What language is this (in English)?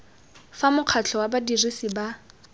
Tswana